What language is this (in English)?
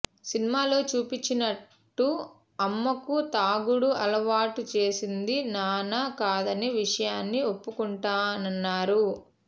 Telugu